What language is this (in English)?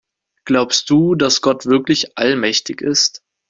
German